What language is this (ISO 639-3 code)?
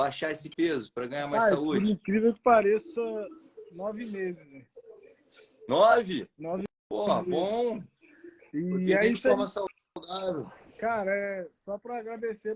por